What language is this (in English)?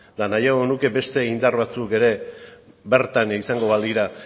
Basque